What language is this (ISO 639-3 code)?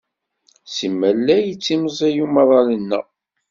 kab